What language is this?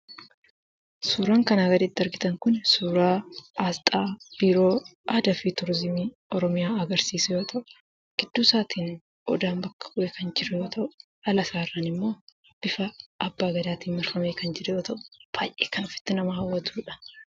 Oromo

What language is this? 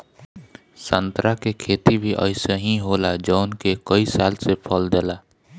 Bhojpuri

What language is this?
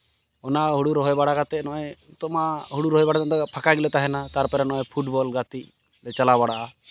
Santali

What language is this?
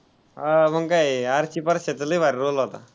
Marathi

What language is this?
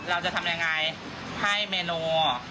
Thai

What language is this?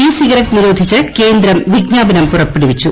Malayalam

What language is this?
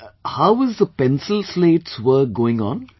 English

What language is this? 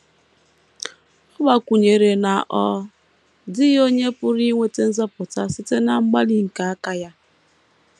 Igbo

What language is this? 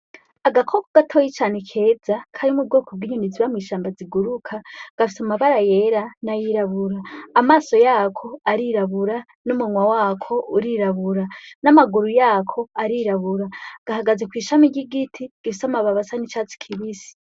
Rundi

